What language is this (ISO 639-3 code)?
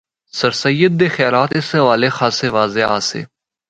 hno